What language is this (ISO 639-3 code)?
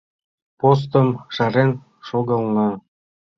chm